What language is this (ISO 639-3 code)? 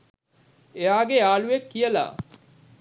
sin